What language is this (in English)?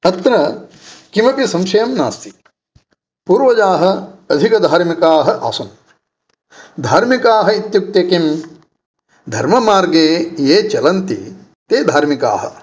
Sanskrit